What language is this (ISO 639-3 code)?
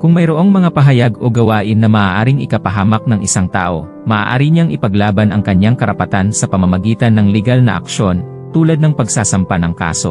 fil